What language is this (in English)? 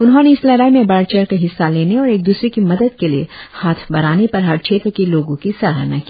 Hindi